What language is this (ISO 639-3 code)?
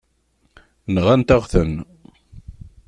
kab